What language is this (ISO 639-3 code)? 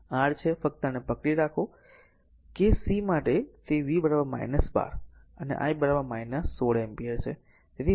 guj